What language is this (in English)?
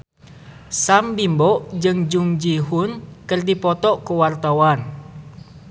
Sundanese